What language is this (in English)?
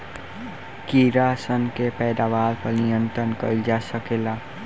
Bhojpuri